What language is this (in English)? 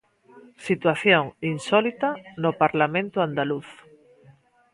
Galician